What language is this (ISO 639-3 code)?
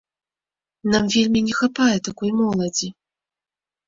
bel